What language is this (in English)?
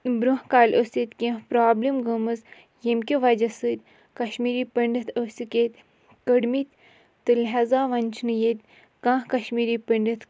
Kashmiri